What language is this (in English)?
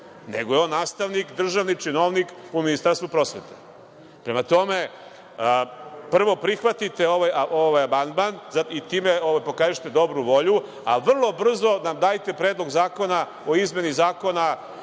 Serbian